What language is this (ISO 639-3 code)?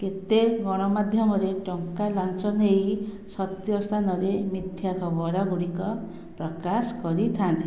ori